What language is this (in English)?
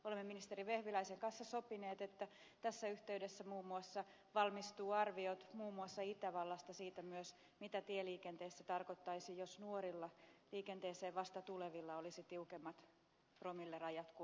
Finnish